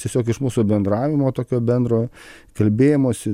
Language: Lithuanian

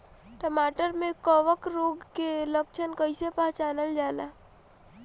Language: Bhojpuri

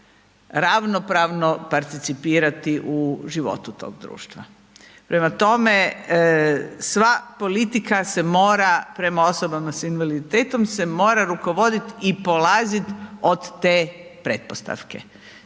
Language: Croatian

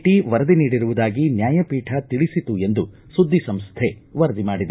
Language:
Kannada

